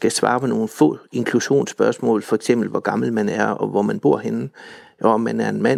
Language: Danish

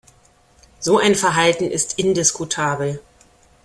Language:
German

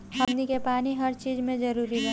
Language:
Bhojpuri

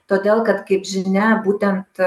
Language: Lithuanian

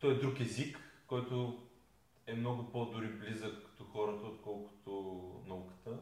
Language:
Bulgarian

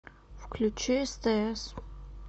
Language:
Russian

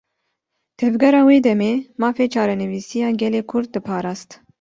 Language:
Kurdish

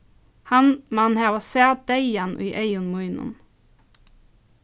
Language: Faroese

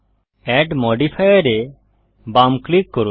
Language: Bangla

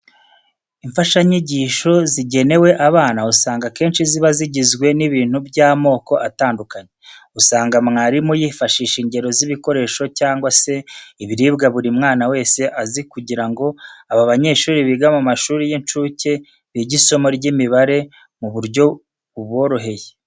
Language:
Kinyarwanda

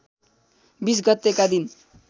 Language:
Nepali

